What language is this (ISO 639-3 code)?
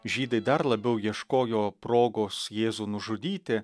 lit